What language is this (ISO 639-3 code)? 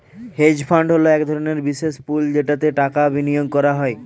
ben